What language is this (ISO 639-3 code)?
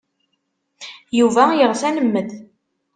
kab